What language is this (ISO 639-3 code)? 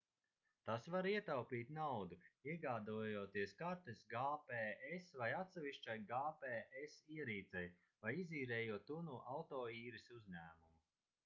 lav